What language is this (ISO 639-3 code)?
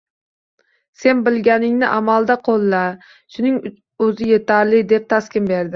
uzb